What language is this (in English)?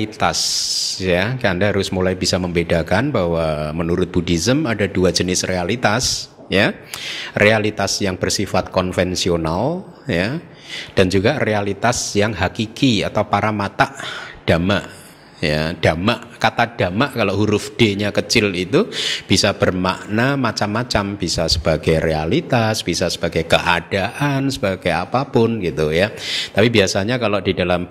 Indonesian